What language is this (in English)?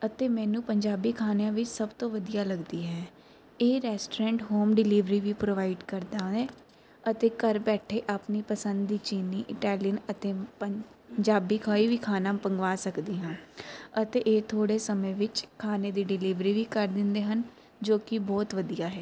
Punjabi